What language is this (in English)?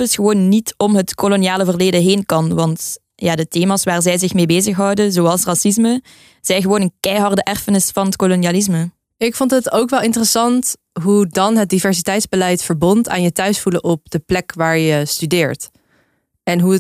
Dutch